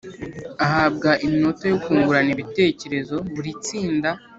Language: Kinyarwanda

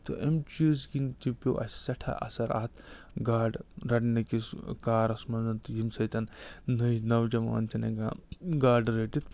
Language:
Kashmiri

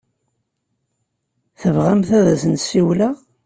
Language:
Kabyle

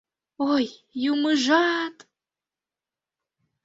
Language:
Mari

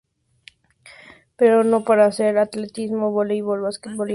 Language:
Spanish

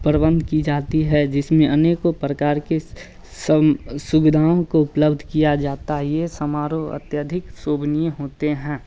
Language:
Hindi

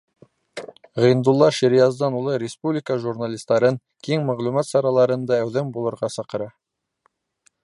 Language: Bashkir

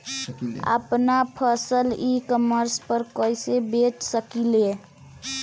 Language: Bhojpuri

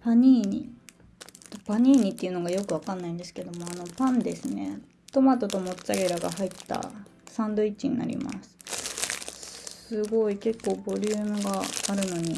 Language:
Japanese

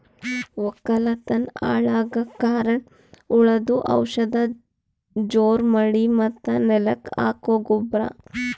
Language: Kannada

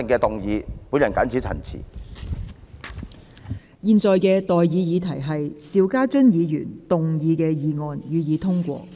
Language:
Cantonese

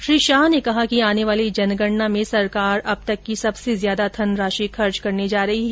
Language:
Hindi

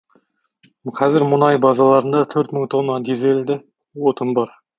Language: Kazakh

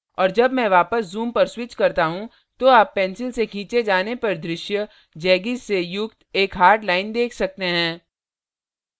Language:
Hindi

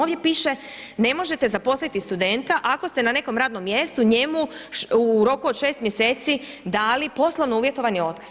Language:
Croatian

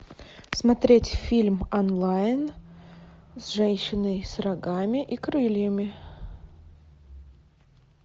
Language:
Russian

